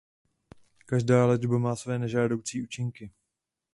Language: Czech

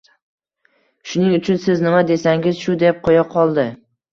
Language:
Uzbek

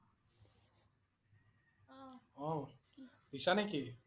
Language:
Assamese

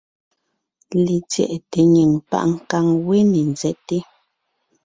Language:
Ngiemboon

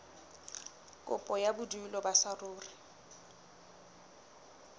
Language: Southern Sotho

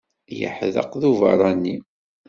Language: Kabyle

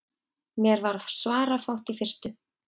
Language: Icelandic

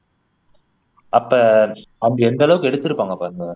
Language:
Tamil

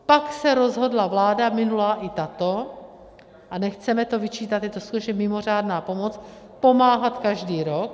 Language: Czech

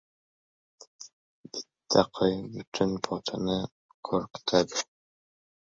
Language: Uzbek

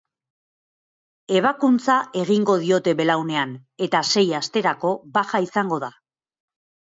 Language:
Basque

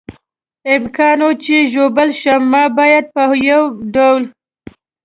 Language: Pashto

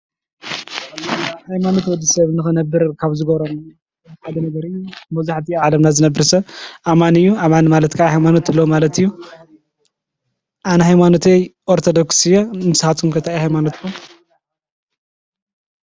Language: Tigrinya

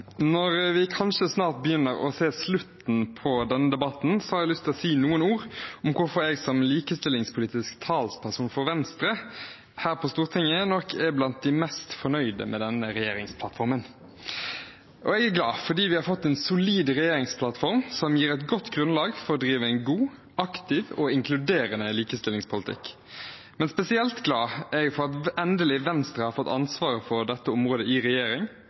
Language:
Norwegian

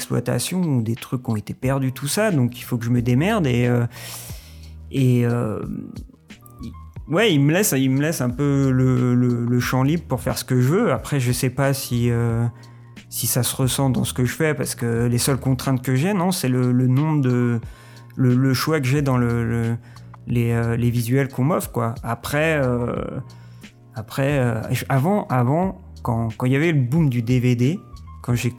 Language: French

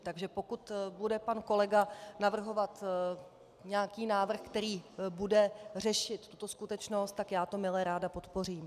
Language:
Czech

